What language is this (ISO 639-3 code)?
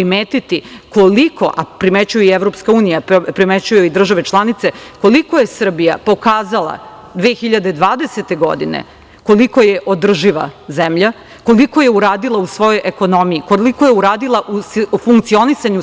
srp